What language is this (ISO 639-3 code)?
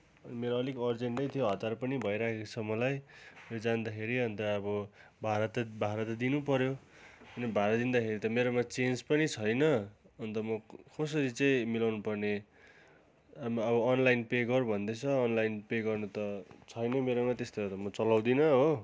nep